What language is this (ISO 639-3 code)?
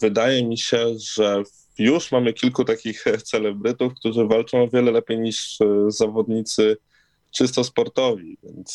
pol